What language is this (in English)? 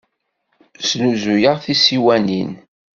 Kabyle